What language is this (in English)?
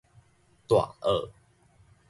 Min Nan Chinese